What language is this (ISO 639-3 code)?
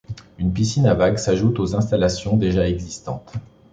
fra